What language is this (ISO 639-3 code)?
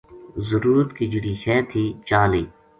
gju